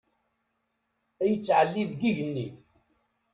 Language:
Kabyle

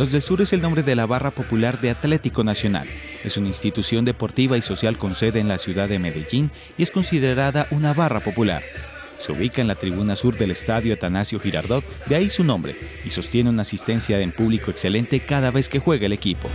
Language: Spanish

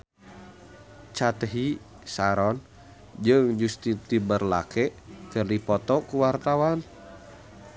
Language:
Sundanese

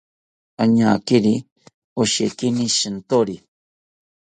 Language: South Ucayali Ashéninka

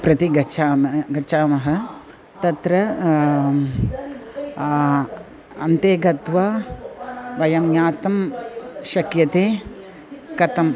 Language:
Sanskrit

